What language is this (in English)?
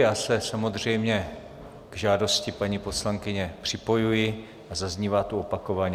Czech